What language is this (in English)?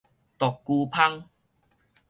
Min Nan Chinese